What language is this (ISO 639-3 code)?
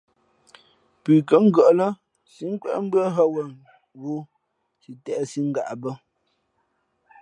fmp